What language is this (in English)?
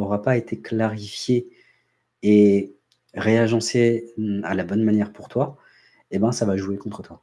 French